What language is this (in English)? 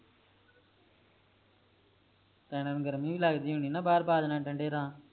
Punjabi